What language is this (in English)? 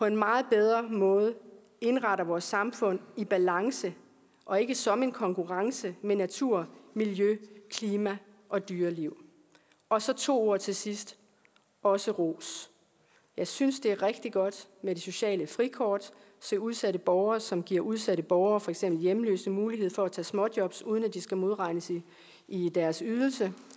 Danish